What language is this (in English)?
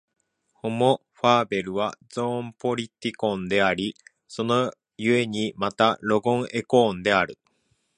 Japanese